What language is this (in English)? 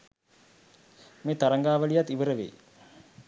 Sinhala